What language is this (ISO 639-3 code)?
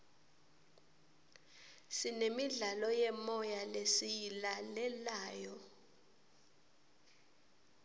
ssw